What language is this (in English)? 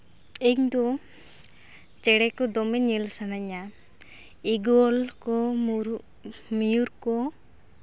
Santali